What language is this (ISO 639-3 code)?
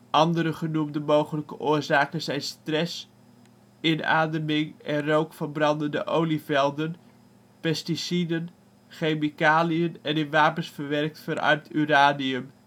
nld